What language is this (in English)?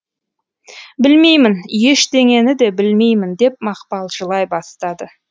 Kazakh